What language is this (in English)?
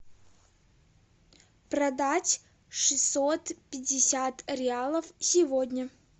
Russian